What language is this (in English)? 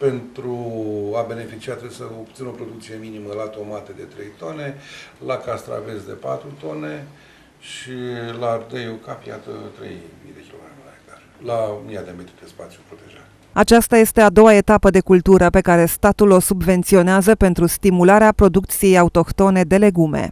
Romanian